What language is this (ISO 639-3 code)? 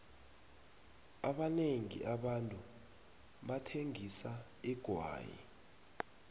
nbl